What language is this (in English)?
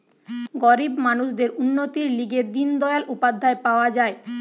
Bangla